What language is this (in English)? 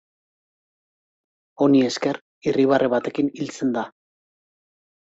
Basque